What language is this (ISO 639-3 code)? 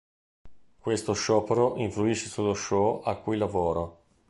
ita